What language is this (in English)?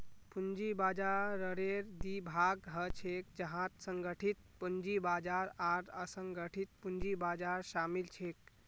Magahi